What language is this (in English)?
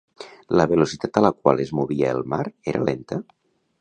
Catalan